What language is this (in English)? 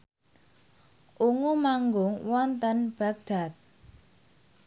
Javanese